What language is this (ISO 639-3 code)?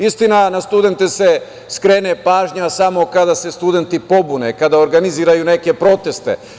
srp